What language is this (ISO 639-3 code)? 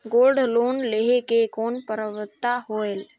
hne